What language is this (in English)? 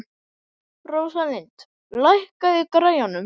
Icelandic